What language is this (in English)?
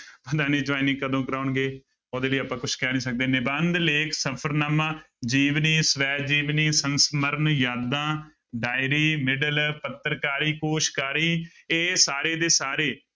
Punjabi